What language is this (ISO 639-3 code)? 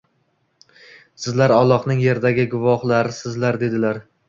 uzb